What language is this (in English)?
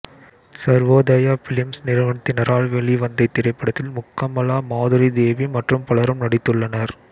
Tamil